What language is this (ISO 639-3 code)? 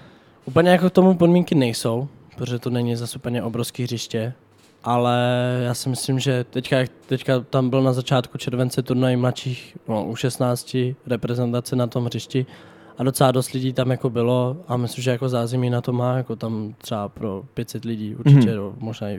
ces